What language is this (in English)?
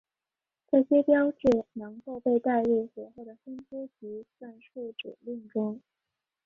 Chinese